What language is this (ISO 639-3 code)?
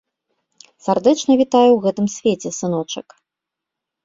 bel